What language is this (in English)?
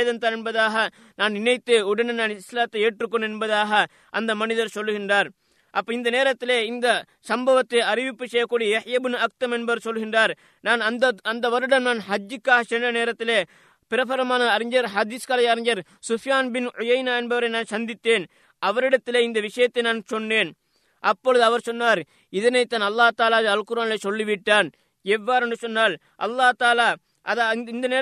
Tamil